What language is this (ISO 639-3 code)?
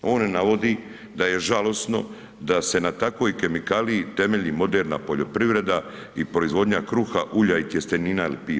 hrv